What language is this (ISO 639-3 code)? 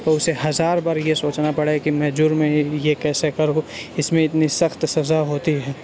urd